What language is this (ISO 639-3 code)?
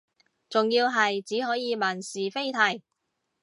yue